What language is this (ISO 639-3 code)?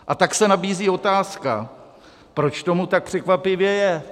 ces